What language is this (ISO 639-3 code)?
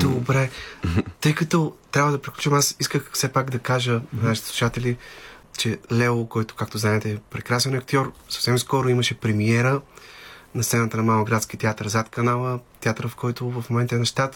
bul